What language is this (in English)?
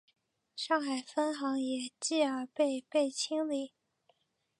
Chinese